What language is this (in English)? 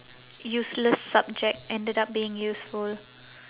English